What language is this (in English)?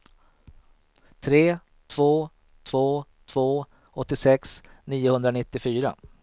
Swedish